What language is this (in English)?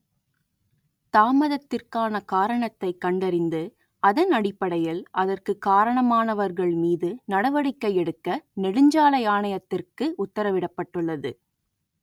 Tamil